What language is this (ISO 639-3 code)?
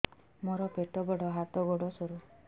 ori